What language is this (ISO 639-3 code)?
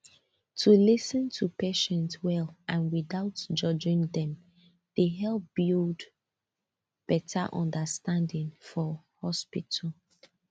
pcm